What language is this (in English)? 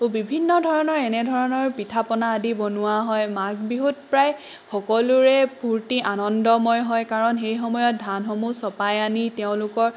Assamese